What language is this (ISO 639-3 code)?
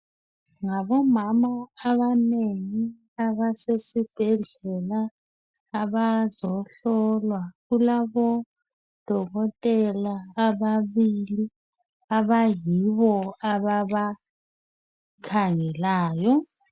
nde